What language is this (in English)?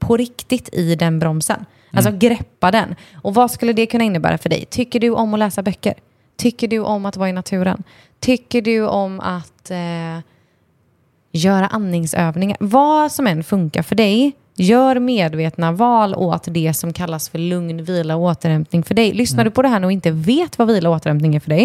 Swedish